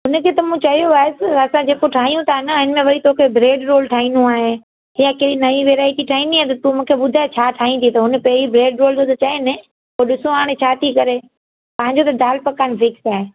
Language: Sindhi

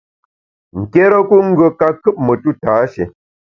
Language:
Bamun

